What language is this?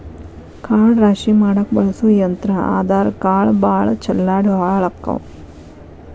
Kannada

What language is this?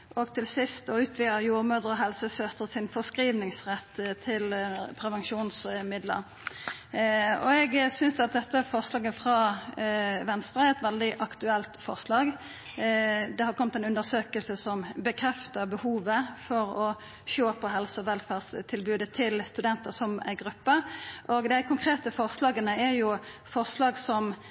Norwegian Nynorsk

